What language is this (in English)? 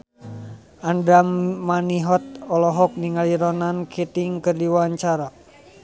Sundanese